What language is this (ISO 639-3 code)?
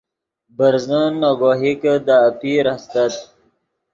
ydg